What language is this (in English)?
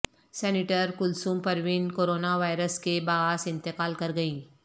Urdu